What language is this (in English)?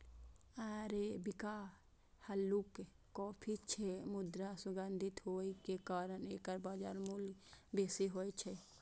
Maithili